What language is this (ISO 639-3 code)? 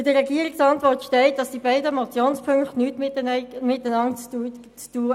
gsw